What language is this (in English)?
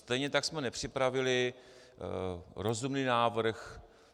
Czech